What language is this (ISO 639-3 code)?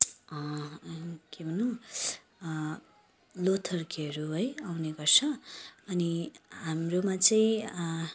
nep